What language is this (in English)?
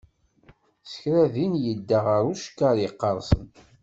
Kabyle